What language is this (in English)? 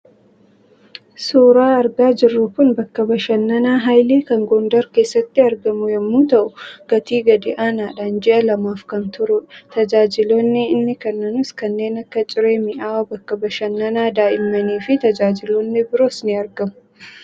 Oromo